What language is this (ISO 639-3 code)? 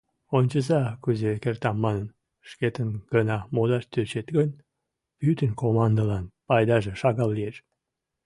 chm